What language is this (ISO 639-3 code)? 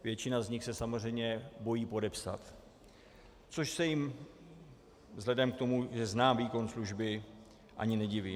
ces